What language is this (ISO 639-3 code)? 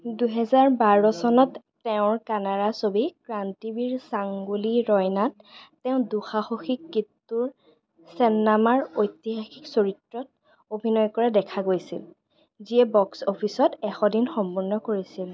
asm